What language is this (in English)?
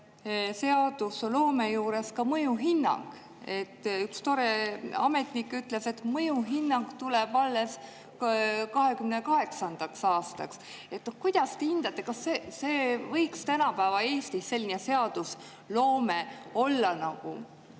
Estonian